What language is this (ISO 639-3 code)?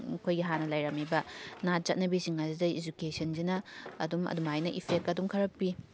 mni